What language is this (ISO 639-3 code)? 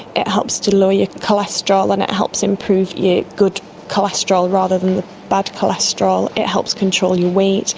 eng